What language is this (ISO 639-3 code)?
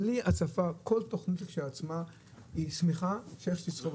heb